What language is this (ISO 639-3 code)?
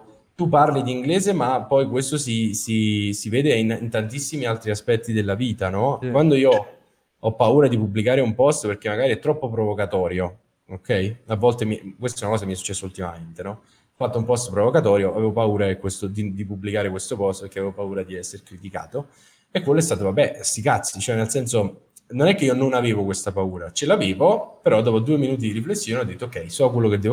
ita